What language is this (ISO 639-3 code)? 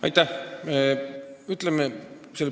est